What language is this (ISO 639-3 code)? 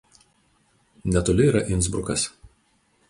lit